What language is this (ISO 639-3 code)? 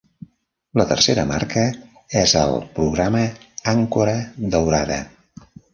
cat